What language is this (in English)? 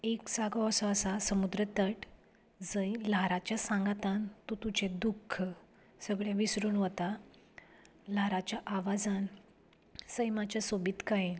Konkani